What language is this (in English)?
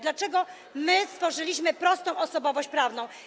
Polish